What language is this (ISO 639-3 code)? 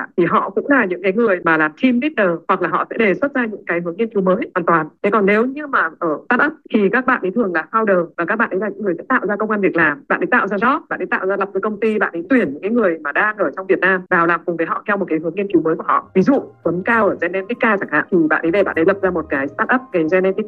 vie